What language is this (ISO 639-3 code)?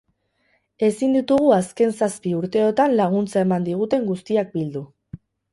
eus